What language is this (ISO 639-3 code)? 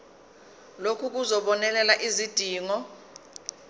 zul